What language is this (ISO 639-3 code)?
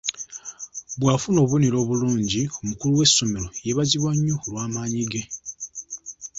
lug